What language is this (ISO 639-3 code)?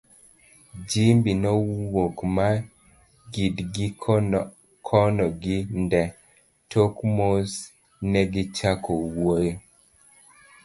luo